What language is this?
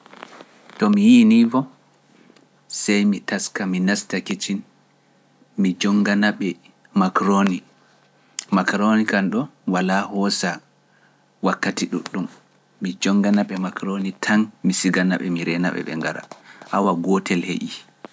Pular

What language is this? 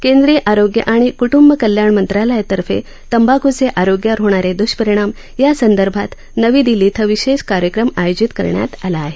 Marathi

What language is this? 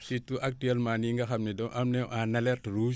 Wolof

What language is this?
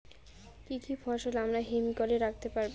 Bangla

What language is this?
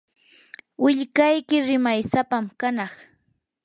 Yanahuanca Pasco Quechua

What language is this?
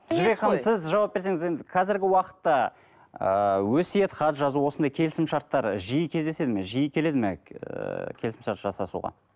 Kazakh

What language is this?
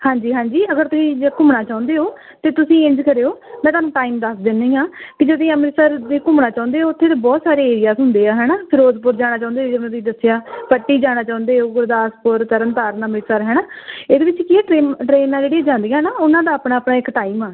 Punjabi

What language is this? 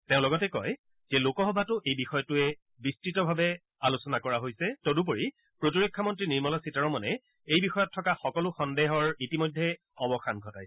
Assamese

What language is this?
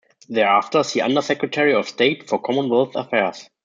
English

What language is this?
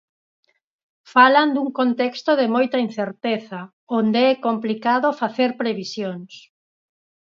Galician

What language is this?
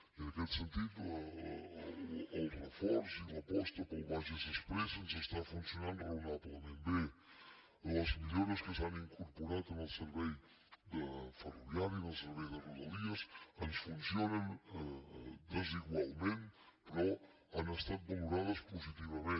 Catalan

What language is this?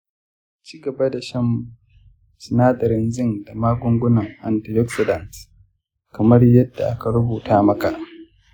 Hausa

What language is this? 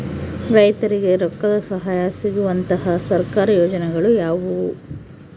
Kannada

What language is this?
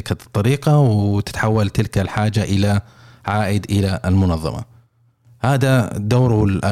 Arabic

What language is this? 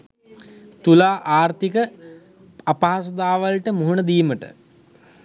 Sinhala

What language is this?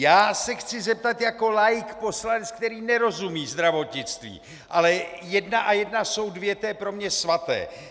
Czech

